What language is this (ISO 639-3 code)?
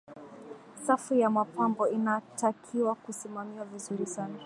swa